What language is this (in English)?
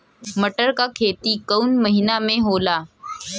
Bhojpuri